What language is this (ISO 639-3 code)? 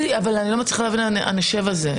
heb